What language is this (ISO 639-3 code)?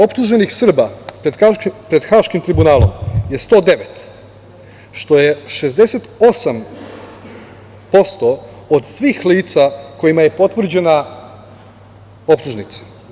srp